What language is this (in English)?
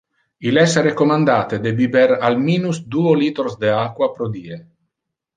Interlingua